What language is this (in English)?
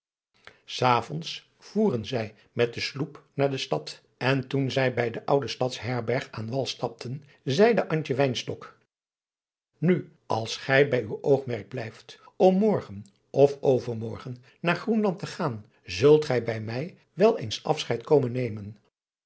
Dutch